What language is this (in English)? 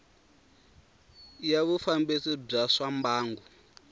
Tsonga